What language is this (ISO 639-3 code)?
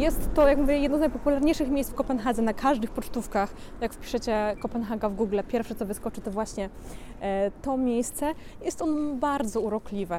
pol